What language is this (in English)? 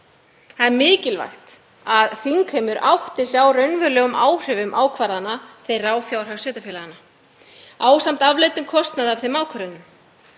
Icelandic